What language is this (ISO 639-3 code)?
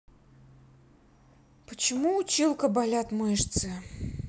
rus